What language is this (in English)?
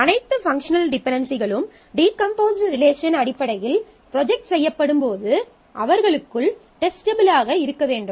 Tamil